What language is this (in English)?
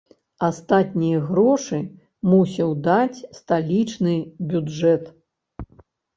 Belarusian